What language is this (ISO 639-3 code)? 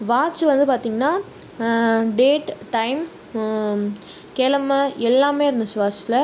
tam